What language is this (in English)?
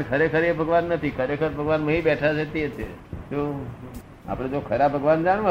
Gujarati